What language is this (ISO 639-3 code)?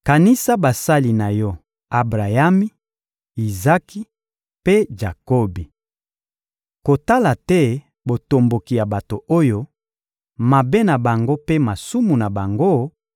lin